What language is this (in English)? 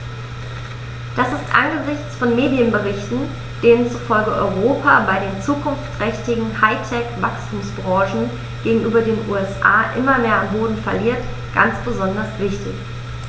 German